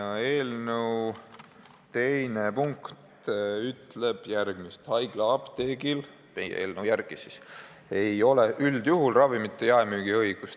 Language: Estonian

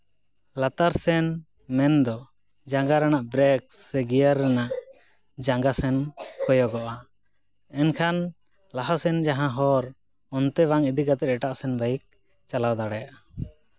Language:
Santali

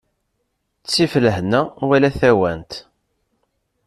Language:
Kabyle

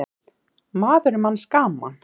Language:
Icelandic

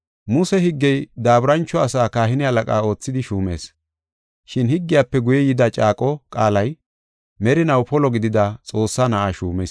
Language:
Gofa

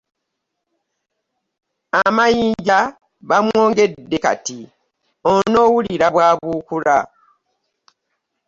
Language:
Ganda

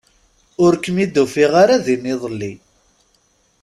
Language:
Kabyle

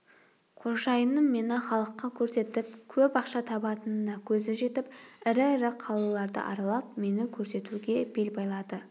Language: Kazakh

